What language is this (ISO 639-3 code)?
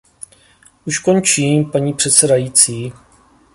ces